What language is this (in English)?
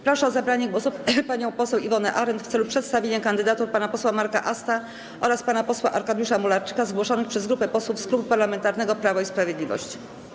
Polish